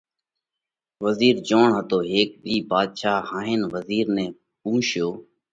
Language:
Parkari Koli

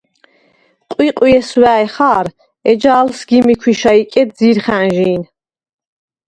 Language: Svan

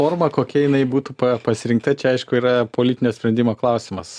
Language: Lithuanian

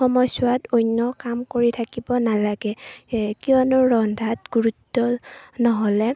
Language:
Assamese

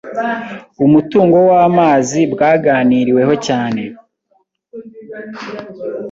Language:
Kinyarwanda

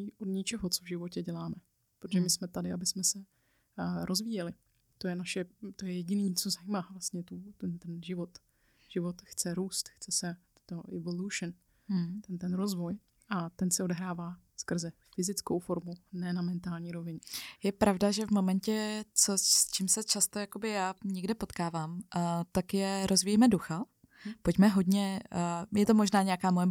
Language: Czech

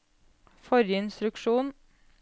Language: Norwegian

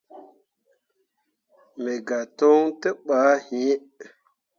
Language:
Mundang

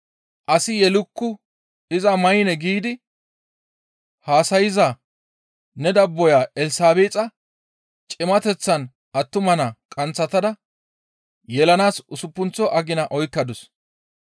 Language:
Gamo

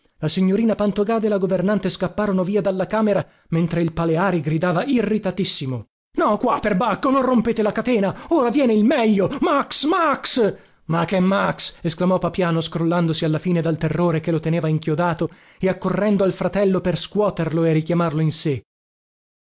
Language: Italian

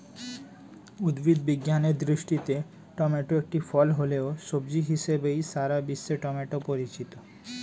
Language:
Bangla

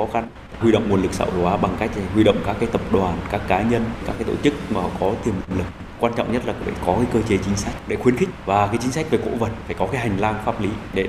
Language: Vietnamese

